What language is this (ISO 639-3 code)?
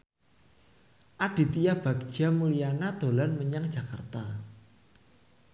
jav